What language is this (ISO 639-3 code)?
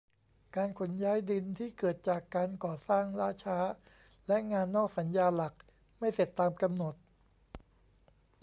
tha